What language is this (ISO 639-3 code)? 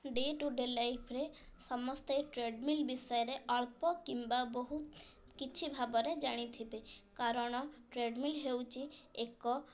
ori